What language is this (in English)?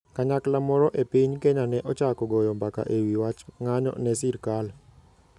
Luo (Kenya and Tanzania)